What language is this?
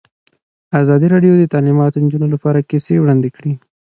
Pashto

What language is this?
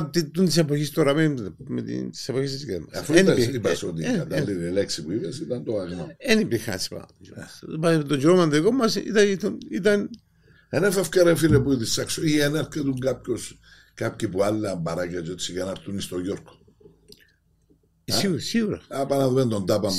Greek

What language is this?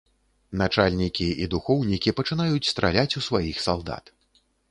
Belarusian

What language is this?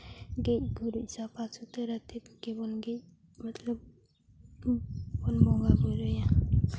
Santali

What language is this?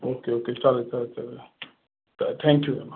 Marathi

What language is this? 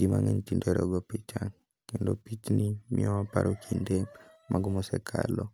Luo (Kenya and Tanzania)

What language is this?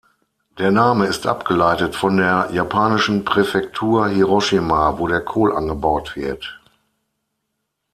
German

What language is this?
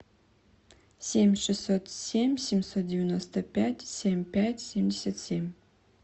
Russian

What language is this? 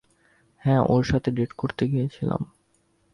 Bangla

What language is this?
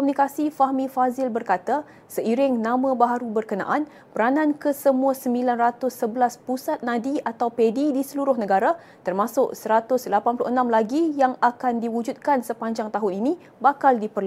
Malay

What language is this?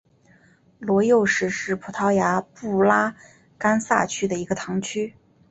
Chinese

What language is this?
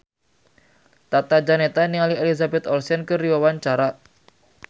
Sundanese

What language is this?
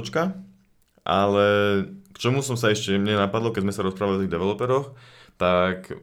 Slovak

